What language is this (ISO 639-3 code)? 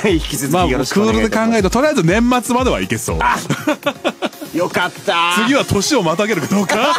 jpn